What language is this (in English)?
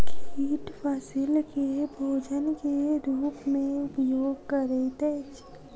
Maithili